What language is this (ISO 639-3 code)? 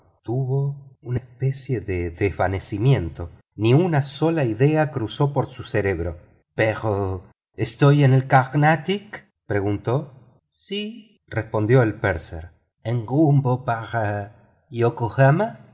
spa